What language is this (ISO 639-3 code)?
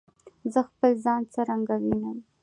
pus